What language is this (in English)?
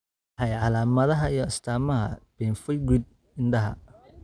Somali